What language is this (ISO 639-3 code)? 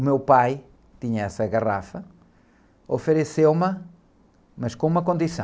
por